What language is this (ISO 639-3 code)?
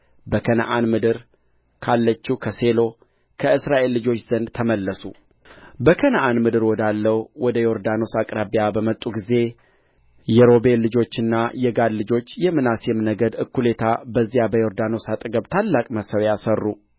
amh